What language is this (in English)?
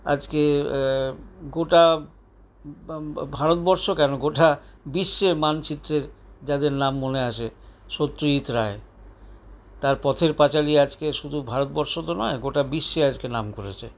Bangla